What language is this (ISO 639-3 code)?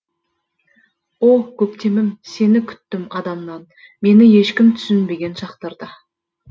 kaz